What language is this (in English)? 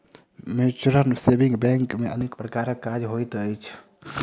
Maithili